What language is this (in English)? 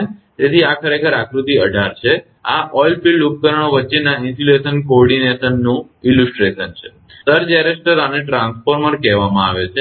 Gujarati